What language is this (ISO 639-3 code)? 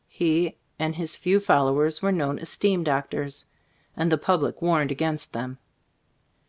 eng